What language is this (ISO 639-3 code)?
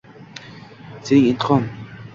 uzb